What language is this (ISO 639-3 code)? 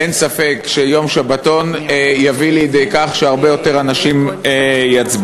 heb